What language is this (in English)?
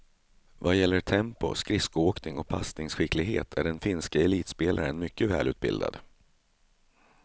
Swedish